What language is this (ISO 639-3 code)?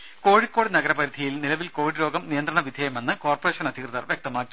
mal